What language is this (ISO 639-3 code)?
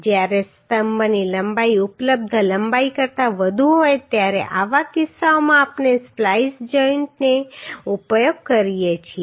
guj